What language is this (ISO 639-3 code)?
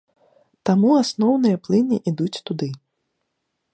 bel